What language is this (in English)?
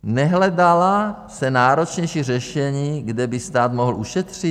Czech